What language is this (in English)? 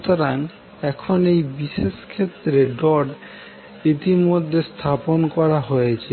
Bangla